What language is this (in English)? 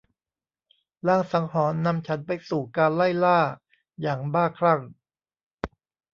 Thai